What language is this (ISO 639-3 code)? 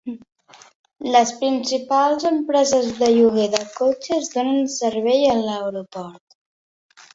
cat